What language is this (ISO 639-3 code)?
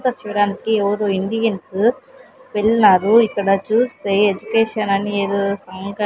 tel